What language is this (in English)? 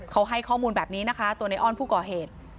Thai